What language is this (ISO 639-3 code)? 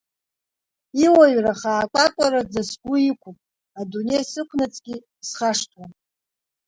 abk